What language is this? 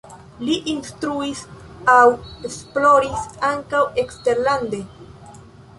Esperanto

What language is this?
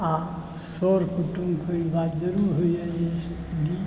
Maithili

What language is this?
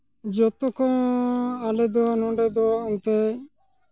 Santali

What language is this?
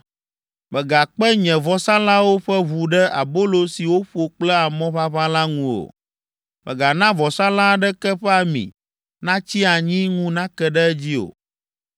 Ewe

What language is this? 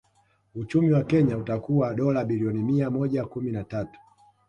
Swahili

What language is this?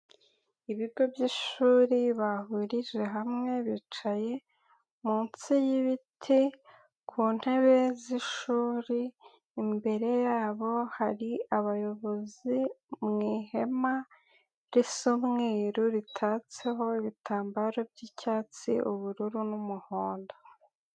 Kinyarwanda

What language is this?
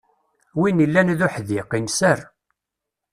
Kabyle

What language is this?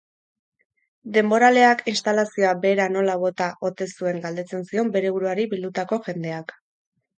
Basque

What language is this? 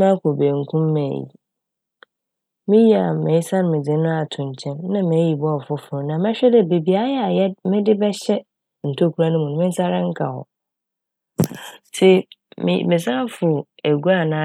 Akan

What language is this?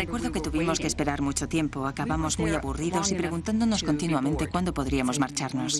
Spanish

